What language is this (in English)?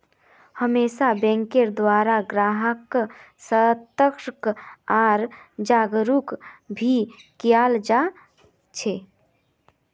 Magahi